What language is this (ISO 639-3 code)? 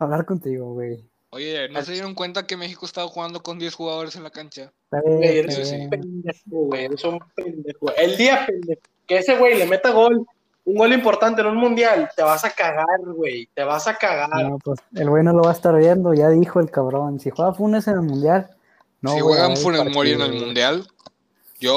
spa